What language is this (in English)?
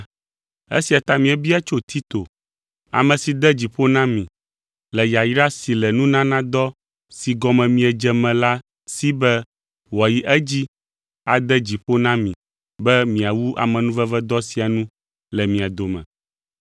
Ewe